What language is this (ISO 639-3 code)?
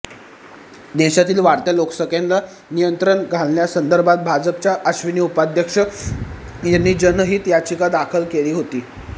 mar